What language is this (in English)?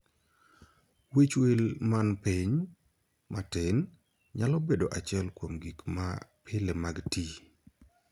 Luo (Kenya and Tanzania)